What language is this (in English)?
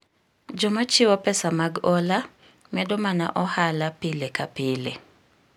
Luo (Kenya and Tanzania)